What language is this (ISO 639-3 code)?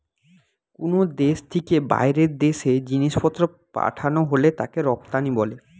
ben